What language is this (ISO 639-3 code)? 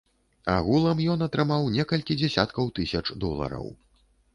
bel